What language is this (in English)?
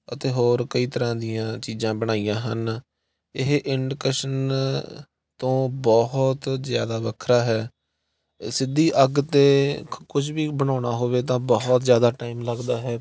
Punjabi